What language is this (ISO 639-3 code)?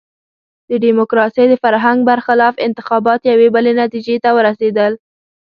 pus